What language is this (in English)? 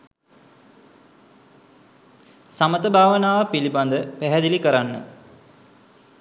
Sinhala